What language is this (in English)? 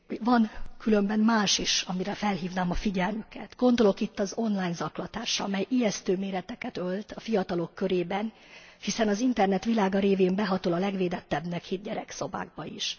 Hungarian